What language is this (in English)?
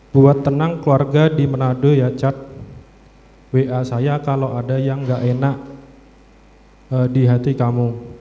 Indonesian